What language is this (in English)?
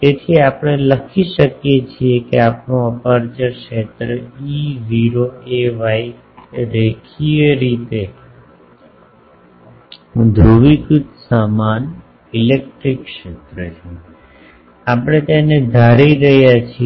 Gujarati